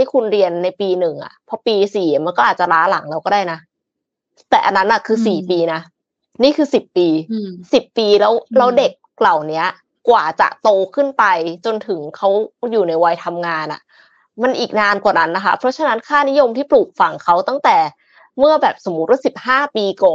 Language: Thai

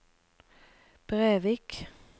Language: Norwegian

